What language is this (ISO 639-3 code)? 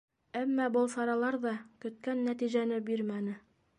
bak